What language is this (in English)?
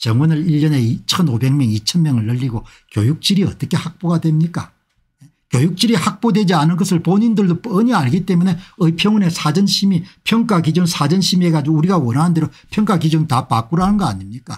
Korean